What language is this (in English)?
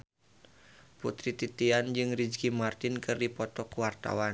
Sundanese